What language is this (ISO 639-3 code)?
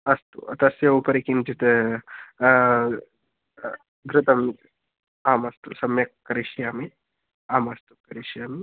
san